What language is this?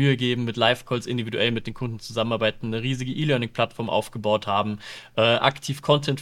German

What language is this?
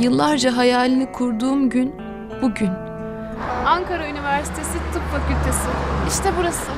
Turkish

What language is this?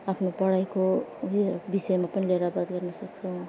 Nepali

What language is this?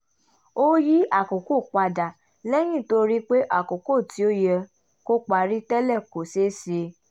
Yoruba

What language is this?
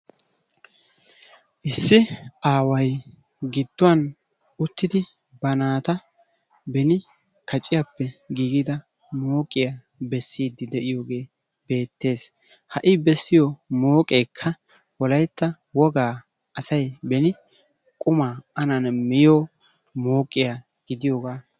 Wolaytta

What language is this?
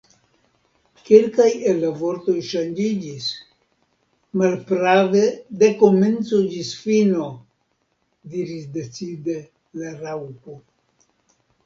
Esperanto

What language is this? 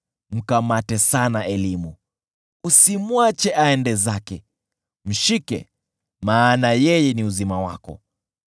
Swahili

